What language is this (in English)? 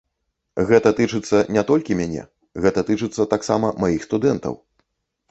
Belarusian